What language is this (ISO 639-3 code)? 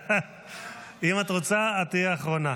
heb